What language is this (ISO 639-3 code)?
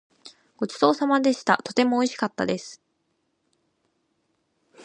jpn